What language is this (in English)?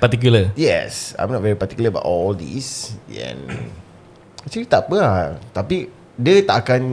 Malay